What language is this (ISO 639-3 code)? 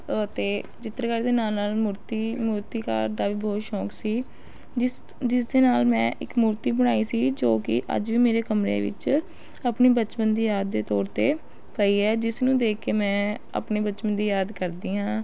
pan